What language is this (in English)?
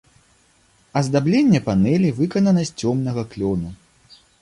Belarusian